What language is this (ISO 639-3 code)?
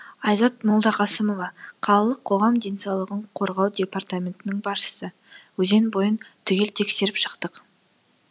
kaz